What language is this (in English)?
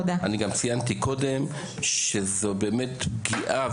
Hebrew